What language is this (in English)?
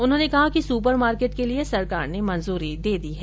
Hindi